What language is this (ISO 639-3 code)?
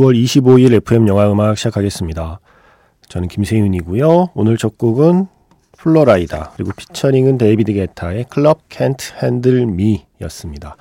kor